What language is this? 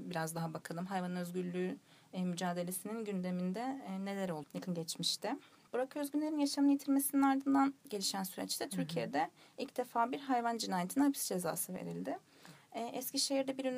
Turkish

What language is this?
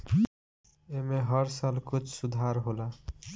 Bhojpuri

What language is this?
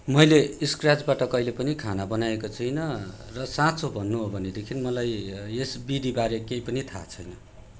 Nepali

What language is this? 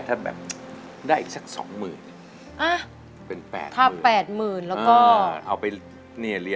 Thai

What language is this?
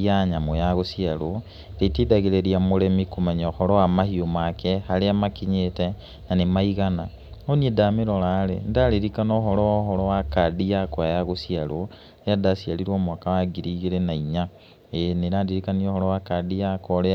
Kikuyu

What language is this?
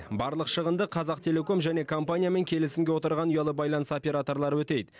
Kazakh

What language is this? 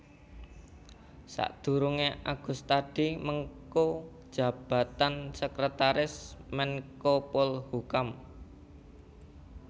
Javanese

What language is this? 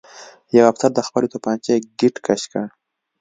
Pashto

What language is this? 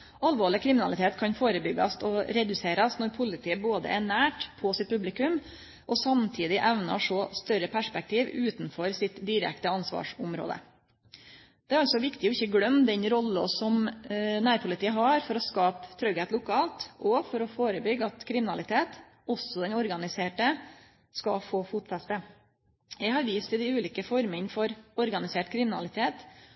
Norwegian Nynorsk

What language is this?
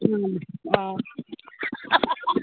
Konkani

